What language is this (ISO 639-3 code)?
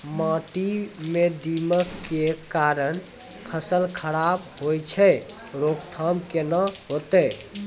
mai